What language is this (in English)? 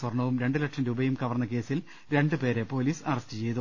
Malayalam